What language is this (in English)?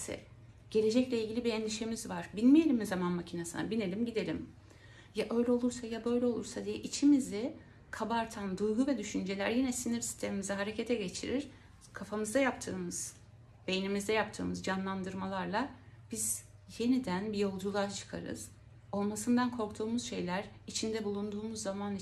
Turkish